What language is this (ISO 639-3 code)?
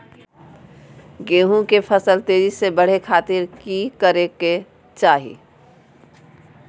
mag